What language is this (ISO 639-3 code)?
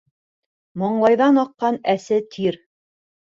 bak